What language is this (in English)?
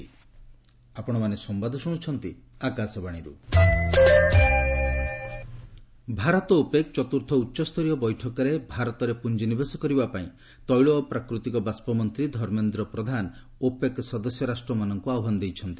Odia